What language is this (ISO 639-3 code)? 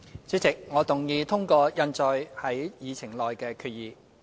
yue